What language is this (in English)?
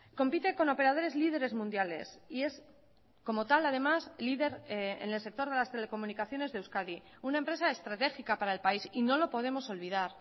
Spanish